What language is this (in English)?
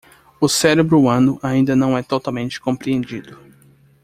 Portuguese